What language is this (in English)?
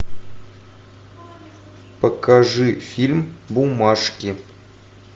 Russian